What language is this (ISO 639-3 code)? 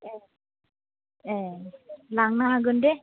brx